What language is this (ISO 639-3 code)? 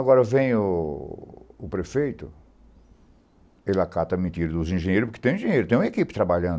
por